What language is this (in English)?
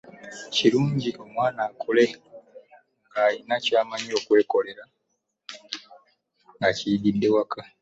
Ganda